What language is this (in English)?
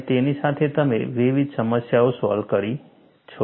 Gujarati